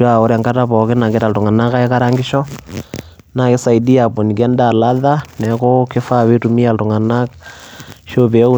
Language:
Masai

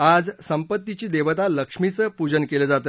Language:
Marathi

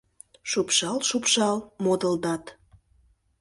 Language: Mari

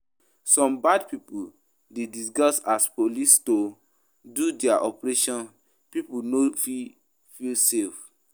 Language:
Nigerian Pidgin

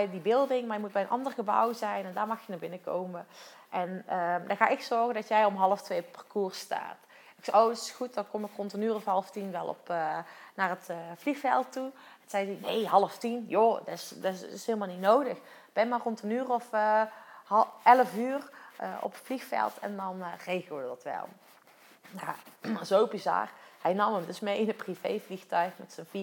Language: Dutch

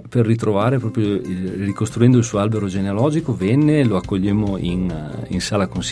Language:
Italian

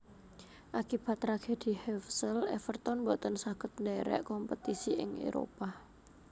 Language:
Javanese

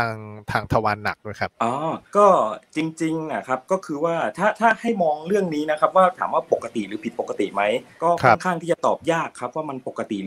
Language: Thai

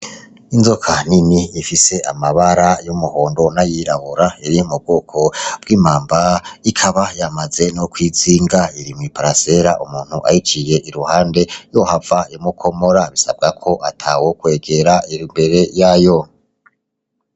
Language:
Rundi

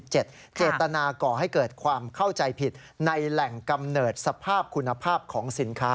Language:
Thai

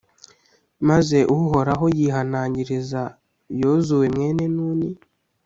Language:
Kinyarwanda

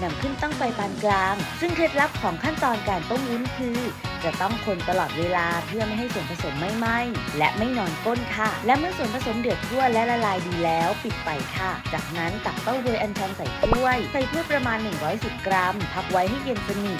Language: Thai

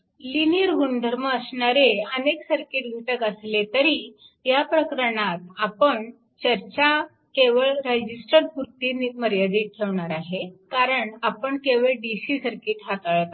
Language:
Marathi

